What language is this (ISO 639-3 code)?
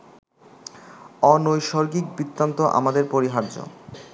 ben